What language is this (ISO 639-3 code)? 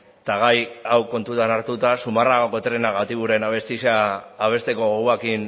eus